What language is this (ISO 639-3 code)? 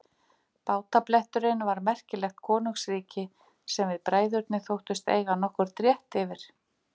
isl